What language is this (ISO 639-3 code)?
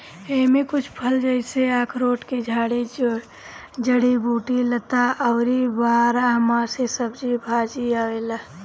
bho